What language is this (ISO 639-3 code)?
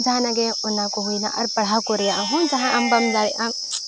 sat